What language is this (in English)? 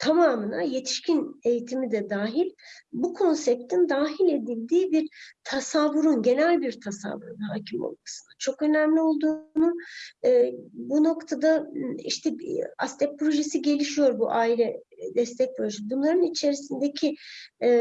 Turkish